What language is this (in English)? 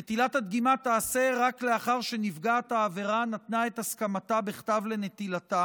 Hebrew